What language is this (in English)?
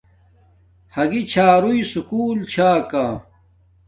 Domaaki